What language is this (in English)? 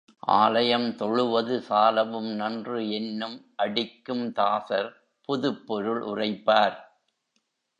Tamil